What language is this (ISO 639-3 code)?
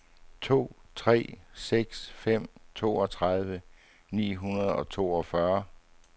dan